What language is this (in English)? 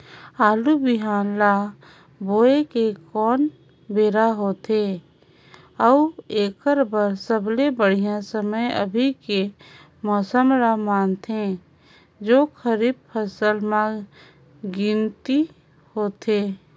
Chhattisgarhi